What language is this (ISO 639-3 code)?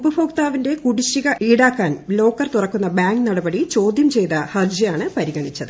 mal